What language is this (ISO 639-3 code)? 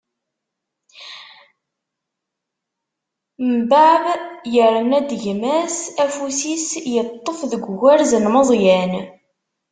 kab